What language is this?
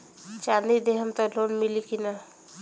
Bhojpuri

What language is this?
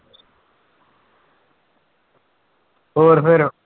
Punjabi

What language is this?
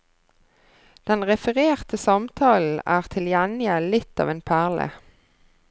Norwegian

